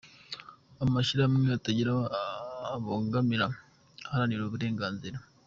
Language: Kinyarwanda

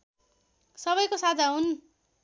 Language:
Nepali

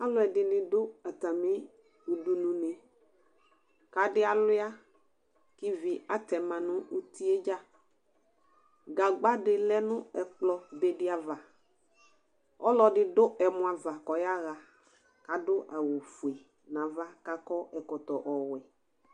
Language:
Ikposo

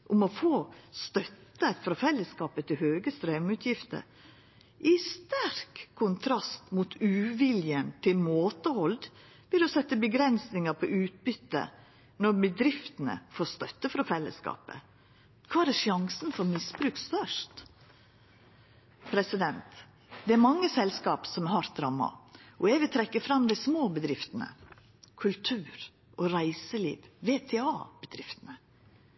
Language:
Norwegian Nynorsk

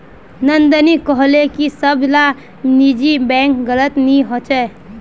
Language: Magahi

